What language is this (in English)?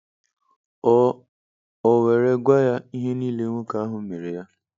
Igbo